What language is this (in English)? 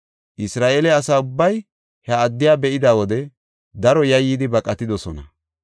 Gofa